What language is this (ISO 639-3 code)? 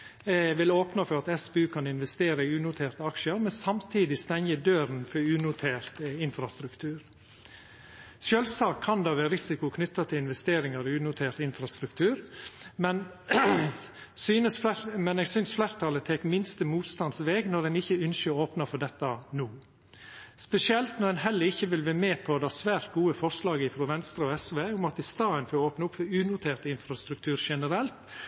nno